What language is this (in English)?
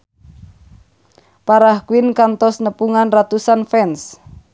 Sundanese